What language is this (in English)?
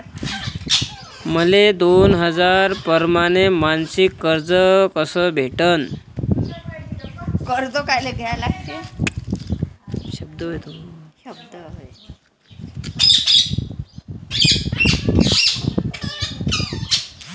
Marathi